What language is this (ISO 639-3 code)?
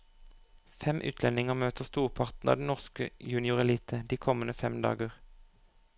nor